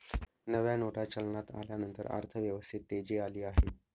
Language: Marathi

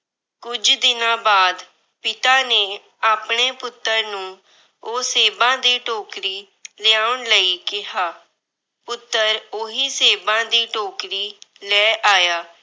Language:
Punjabi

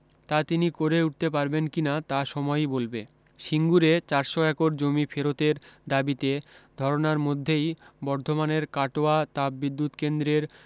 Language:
Bangla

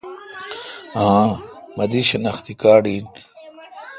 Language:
Kalkoti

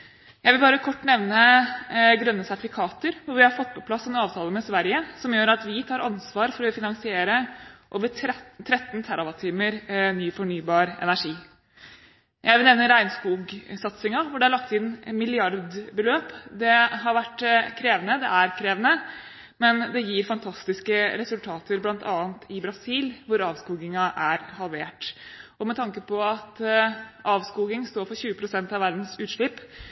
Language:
Norwegian Bokmål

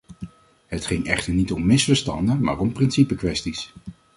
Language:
Dutch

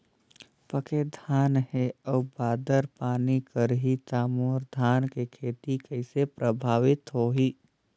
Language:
Chhattisgarhi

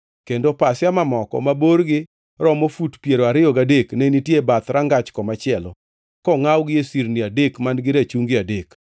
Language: Luo (Kenya and Tanzania)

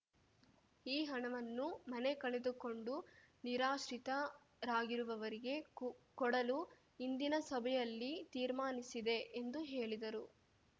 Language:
Kannada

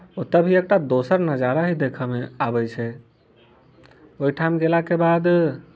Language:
Maithili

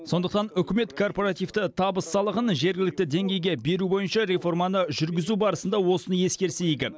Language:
Kazakh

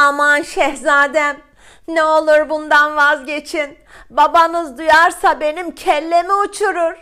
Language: Turkish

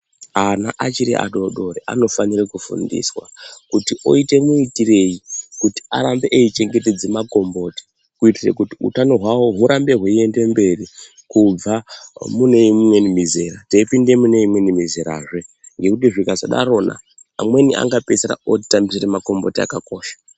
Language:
Ndau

